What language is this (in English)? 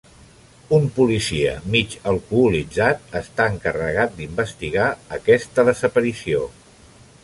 Catalan